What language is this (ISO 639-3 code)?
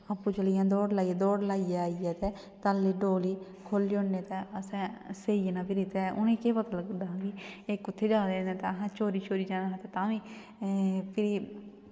doi